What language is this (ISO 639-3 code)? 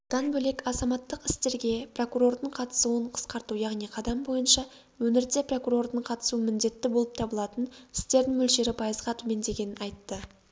kaz